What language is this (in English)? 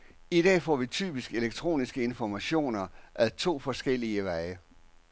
Danish